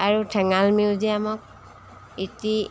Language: Assamese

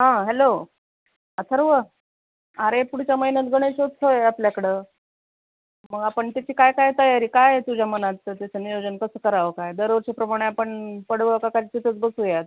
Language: Marathi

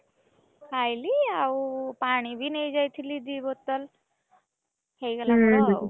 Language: Odia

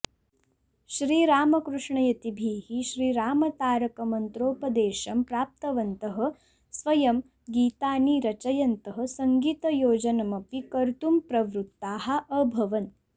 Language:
Sanskrit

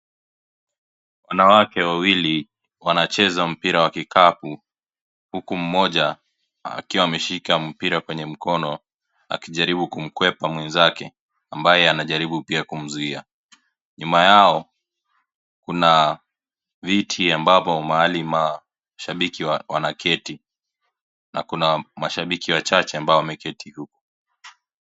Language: Swahili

